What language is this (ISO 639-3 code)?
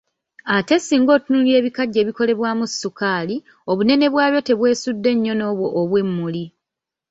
lug